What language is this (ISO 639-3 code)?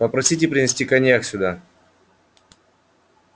rus